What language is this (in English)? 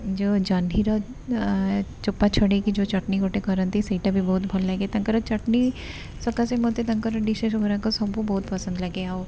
Odia